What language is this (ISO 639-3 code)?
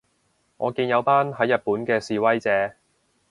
yue